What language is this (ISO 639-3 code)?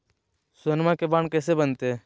mag